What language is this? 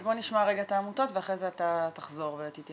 Hebrew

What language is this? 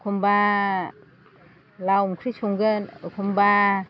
Bodo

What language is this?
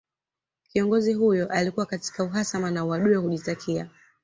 Swahili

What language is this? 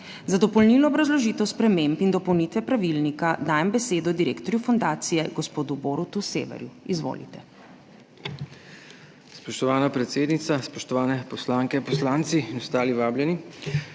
Slovenian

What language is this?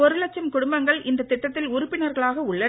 Tamil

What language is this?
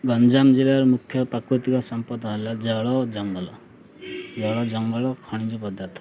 Odia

